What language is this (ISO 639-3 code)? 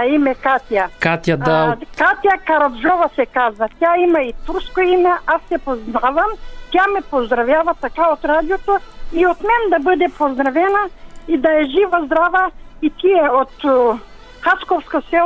bul